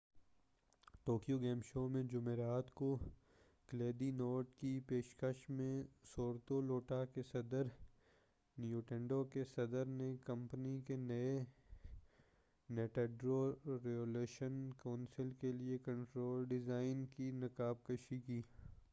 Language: Urdu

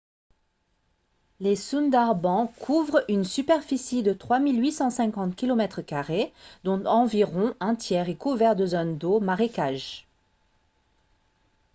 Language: French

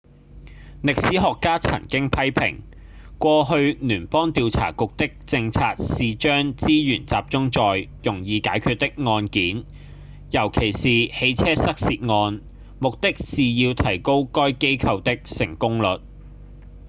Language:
Cantonese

